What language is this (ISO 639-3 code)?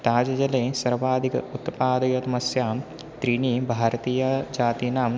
san